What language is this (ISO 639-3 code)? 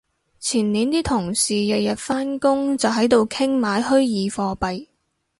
yue